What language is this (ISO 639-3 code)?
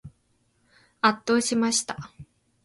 jpn